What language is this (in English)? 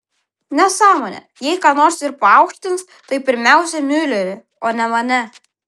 Lithuanian